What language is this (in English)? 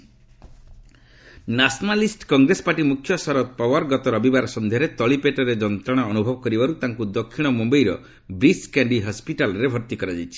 Odia